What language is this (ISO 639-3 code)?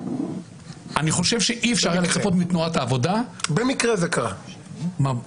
heb